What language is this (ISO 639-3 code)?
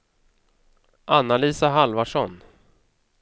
swe